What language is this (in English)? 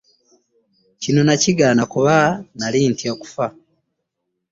Ganda